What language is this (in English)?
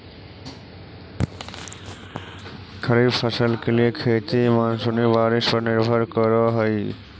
Magahi